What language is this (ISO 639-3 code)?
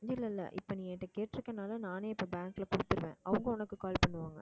tam